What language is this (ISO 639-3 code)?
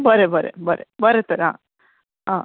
kok